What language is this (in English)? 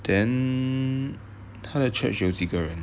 English